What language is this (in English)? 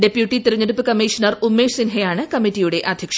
Malayalam